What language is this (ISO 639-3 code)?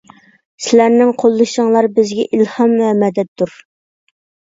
uig